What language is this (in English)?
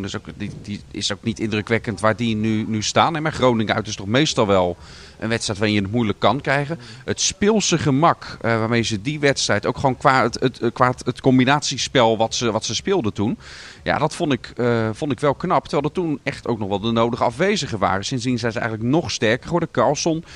Dutch